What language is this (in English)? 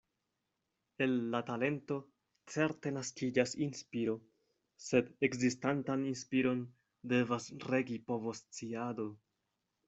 Esperanto